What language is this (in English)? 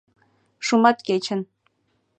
Mari